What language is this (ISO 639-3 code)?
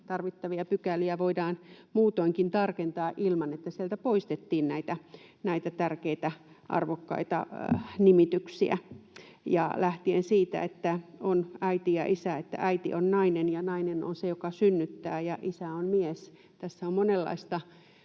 fin